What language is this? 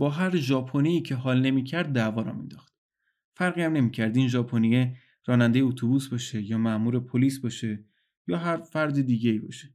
Persian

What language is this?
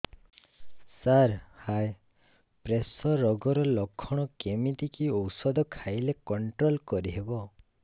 Odia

